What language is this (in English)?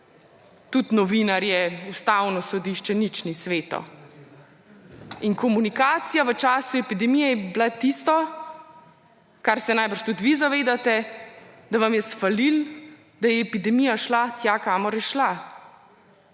Slovenian